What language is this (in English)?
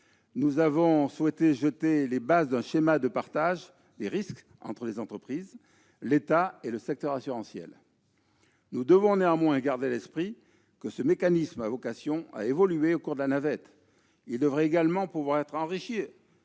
French